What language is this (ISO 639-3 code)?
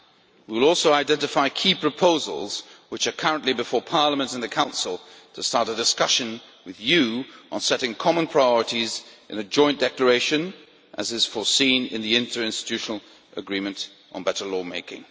eng